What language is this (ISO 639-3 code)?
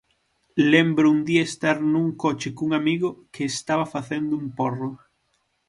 glg